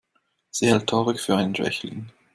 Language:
German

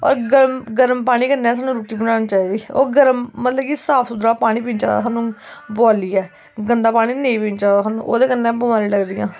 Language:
Dogri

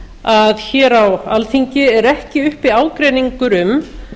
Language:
Icelandic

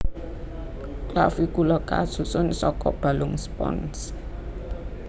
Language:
Javanese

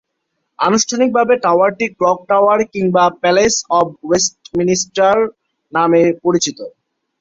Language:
Bangla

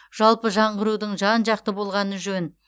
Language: Kazakh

